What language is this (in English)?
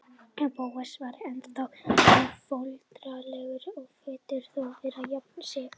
Icelandic